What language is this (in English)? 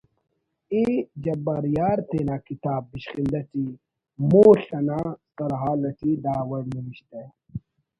Brahui